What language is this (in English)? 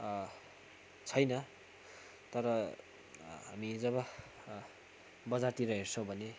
Nepali